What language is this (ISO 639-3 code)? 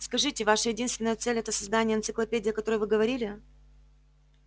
rus